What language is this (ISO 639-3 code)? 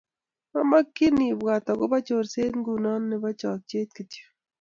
kln